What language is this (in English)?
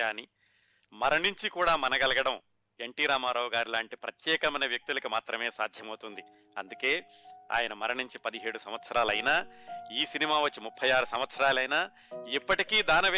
Telugu